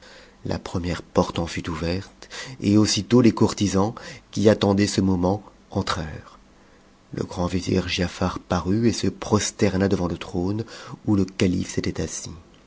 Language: French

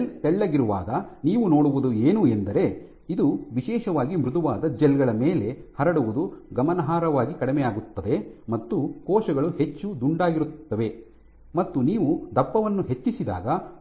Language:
Kannada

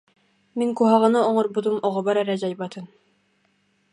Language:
Yakut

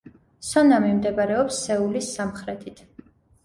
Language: Georgian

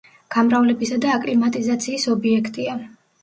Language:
Georgian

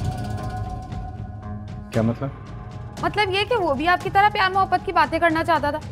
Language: Hindi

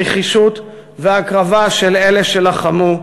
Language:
Hebrew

